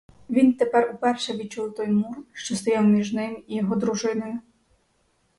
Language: Ukrainian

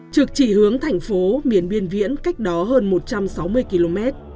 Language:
Vietnamese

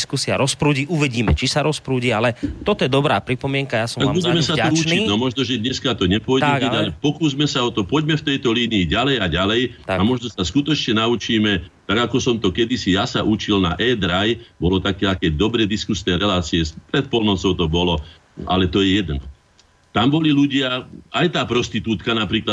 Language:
Slovak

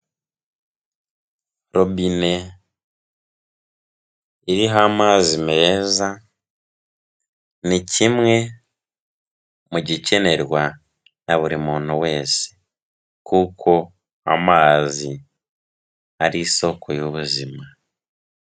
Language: Kinyarwanda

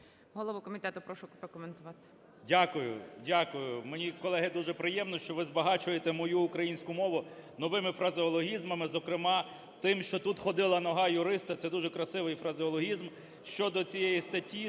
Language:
Ukrainian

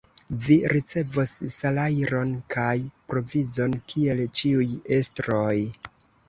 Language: Esperanto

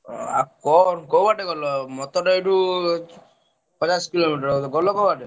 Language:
Odia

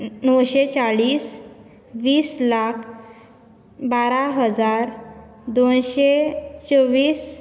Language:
Konkani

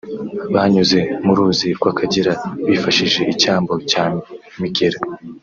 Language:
Kinyarwanda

